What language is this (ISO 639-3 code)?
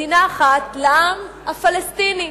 heb